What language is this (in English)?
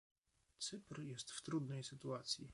Polish